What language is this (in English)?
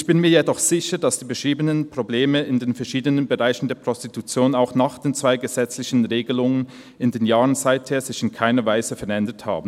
Swiss German